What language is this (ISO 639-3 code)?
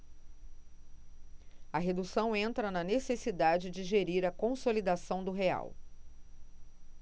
por